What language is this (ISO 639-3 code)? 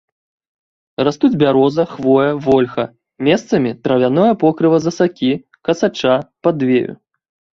bel